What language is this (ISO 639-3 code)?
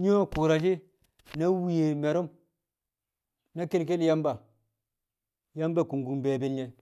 kcq